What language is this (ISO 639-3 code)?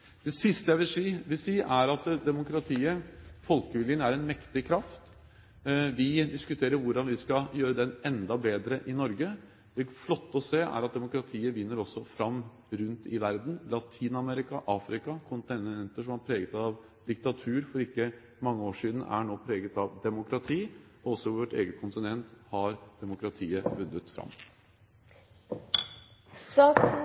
nob